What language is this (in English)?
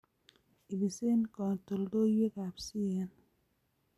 Kalenjin